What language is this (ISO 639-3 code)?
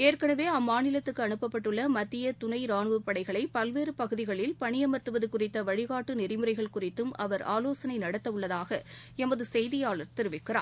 tam